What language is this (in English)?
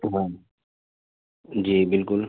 Urdu